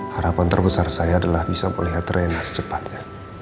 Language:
Indonesian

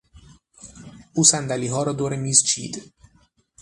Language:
Persian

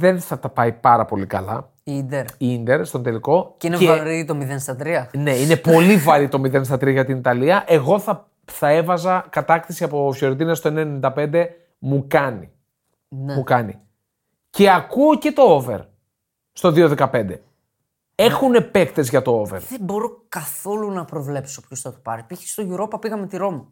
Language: Greek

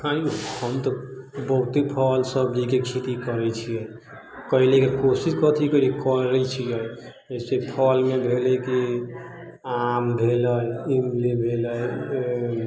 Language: Maithili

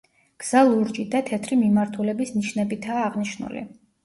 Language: Georgian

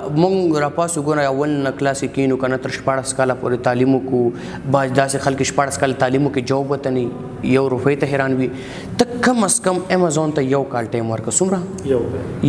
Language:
Romanian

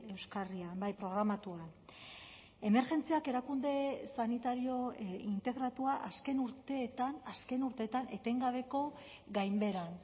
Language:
Basque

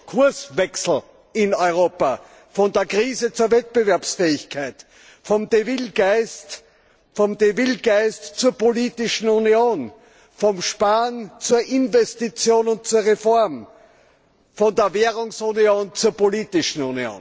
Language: German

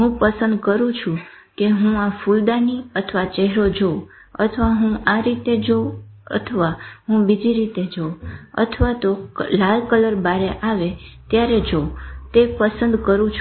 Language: Gujarati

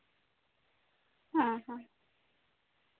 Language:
Santali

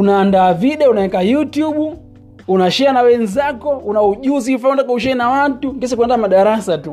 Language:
Swahili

